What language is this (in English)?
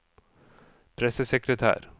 Norwegian